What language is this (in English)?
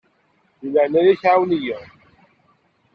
Kabyle